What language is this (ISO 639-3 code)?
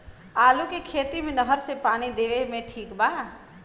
bho